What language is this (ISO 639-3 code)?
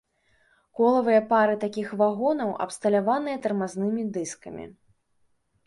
bel